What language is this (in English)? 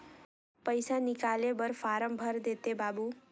Chhattisgarhi